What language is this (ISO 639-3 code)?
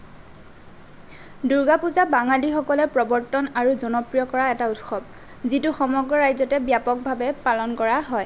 asm